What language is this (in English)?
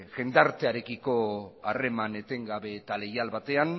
Basque